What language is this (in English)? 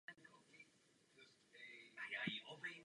Czech